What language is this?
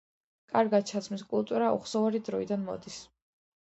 Georgian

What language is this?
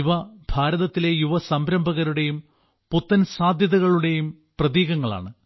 Malayalam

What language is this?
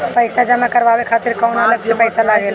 Bhojpuri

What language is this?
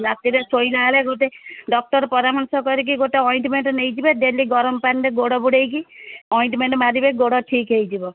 Odia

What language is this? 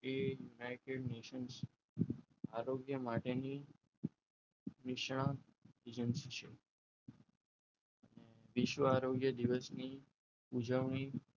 Gujarati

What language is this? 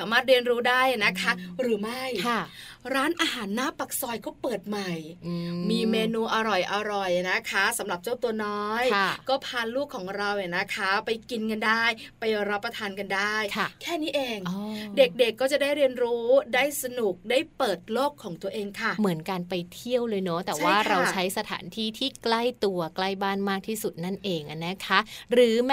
Thai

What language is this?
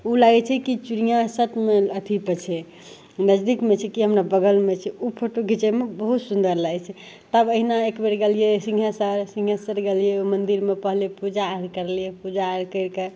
Maithili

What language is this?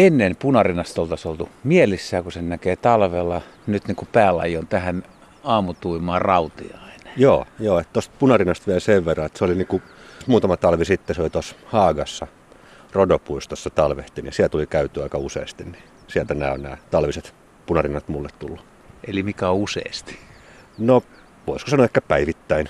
Finnish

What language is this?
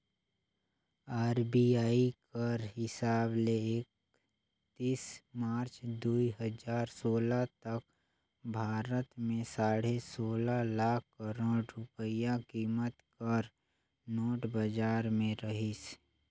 Chhattisgarhi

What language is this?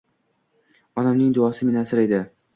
Uzbek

